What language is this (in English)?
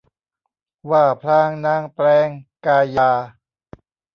Thai